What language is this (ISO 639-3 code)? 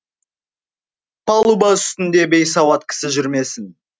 kaz